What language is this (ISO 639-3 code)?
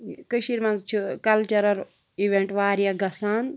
kas